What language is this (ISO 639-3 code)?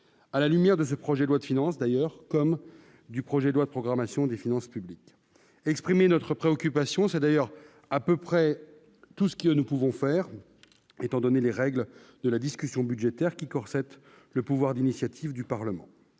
fra